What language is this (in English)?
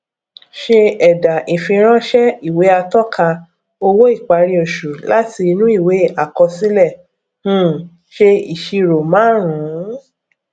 Yoruba